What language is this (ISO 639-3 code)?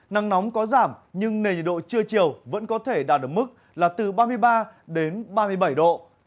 vie